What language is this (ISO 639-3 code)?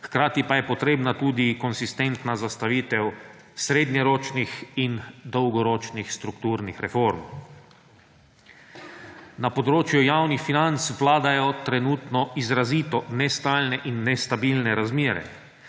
slv